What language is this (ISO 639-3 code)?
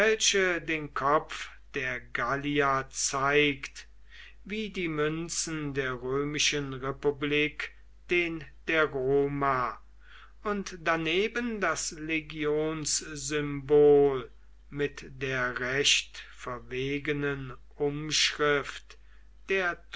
deu